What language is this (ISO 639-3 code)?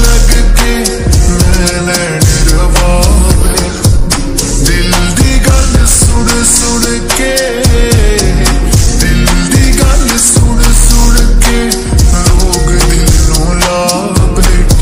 ara